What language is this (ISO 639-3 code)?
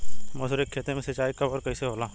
bho